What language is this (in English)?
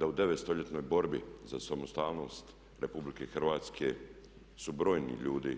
Croatian